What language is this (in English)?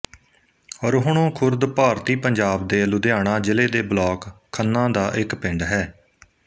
Punjabi